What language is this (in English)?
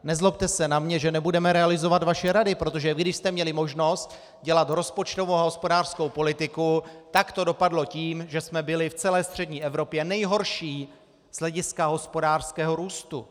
Czech